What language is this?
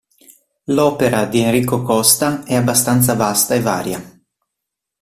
Italian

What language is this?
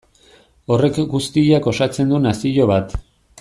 Basque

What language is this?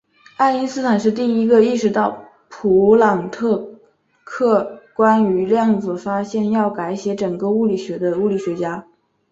Chinese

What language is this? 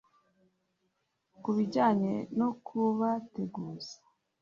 Kinyarwanda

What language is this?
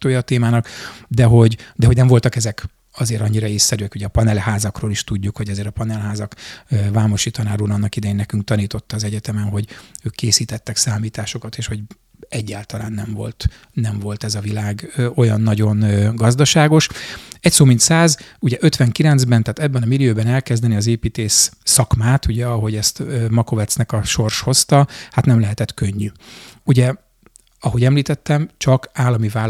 Hungarian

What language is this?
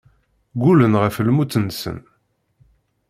Kabyle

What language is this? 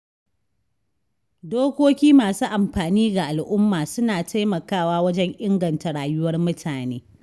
Hausa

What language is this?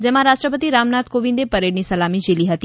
Gujarati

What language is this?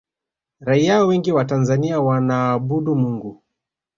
Swahili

